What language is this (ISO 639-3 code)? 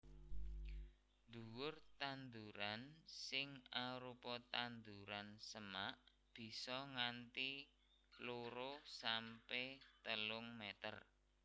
jav